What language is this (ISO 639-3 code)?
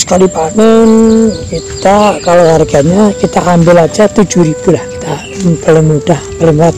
ind